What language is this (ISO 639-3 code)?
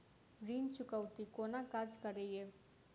mai